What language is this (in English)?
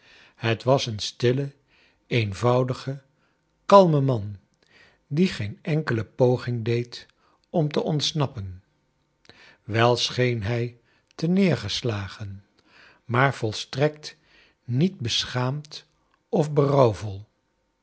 Dutch